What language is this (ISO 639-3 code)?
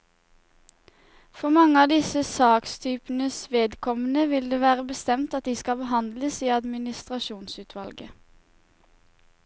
nor